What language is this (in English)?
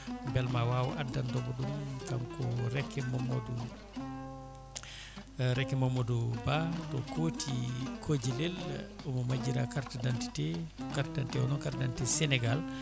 Fula